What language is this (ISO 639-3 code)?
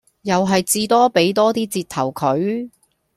yue